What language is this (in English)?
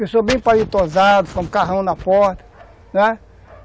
Portuguese